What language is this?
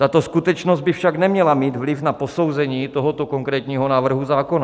Czech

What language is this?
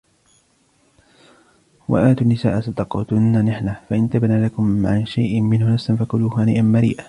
Arabic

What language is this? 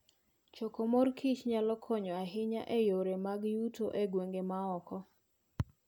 Luo (Kenya and Tanzania)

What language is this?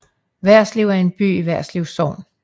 Danish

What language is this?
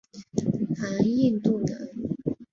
Chinese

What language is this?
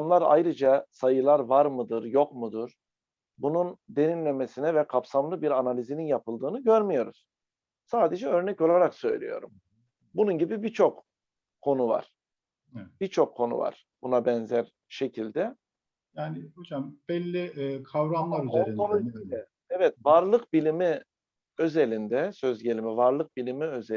Turkish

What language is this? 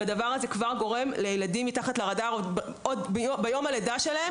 Hebrew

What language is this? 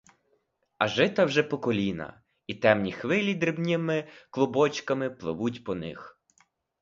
Ukrainian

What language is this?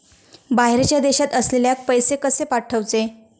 Marathi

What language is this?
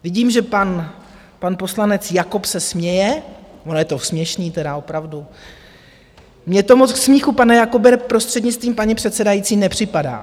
Czech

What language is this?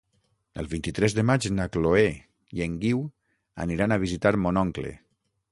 Catalan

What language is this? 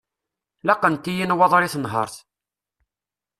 Kabyle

